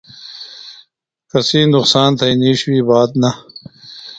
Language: Phalura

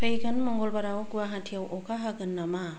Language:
Bodo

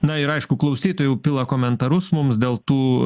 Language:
Lithuanian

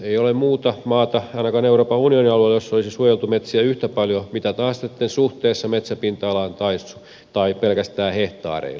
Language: Finnish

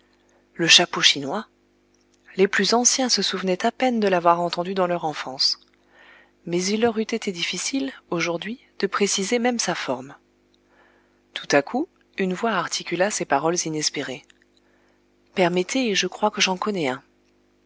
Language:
French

